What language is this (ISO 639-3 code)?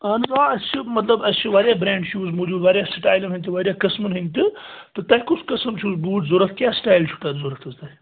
kas